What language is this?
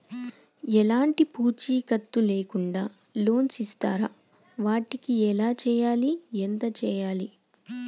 Telugu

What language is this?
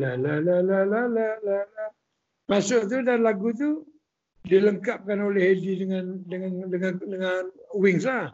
Malay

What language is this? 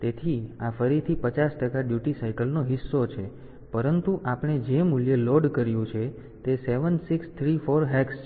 Gujarati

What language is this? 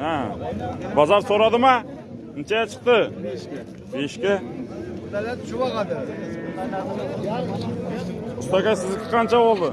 Turkish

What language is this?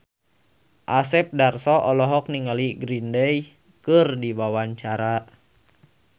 Sundanese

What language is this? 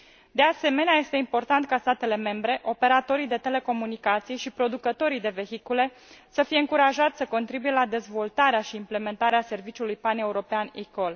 Romanian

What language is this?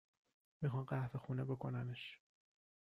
Persian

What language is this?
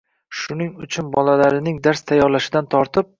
Uzbek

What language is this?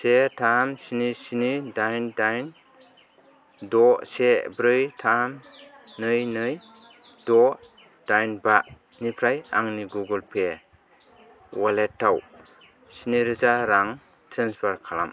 Bodo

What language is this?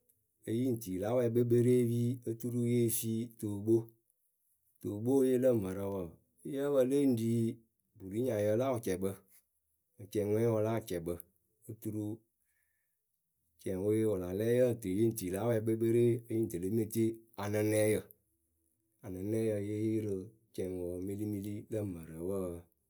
Akebu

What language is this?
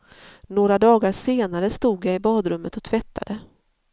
Swedish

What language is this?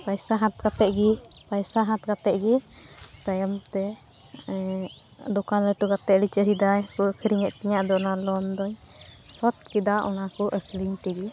Santali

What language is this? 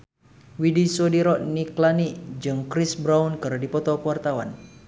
Sundanese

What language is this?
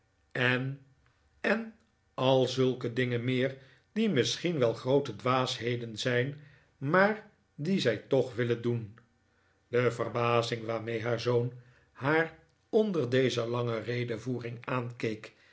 Dutch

